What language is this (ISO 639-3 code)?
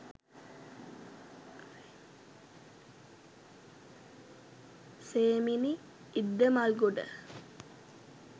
sin